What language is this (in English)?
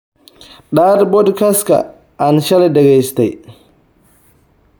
Somali